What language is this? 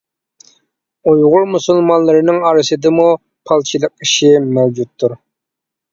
Uyghur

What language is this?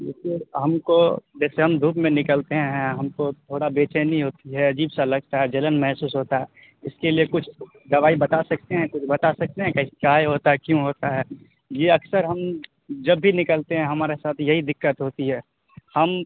Urdu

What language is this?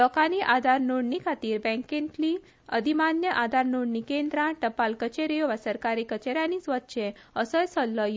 Konkani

